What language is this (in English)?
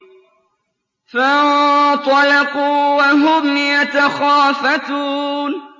Arabic